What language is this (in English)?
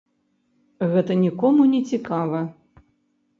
Belarusian